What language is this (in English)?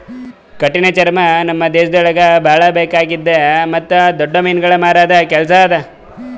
Kannada